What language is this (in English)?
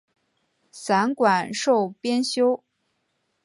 Chinese